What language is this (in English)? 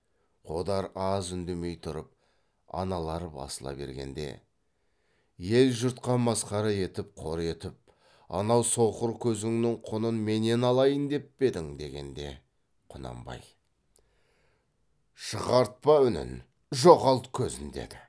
Kazakh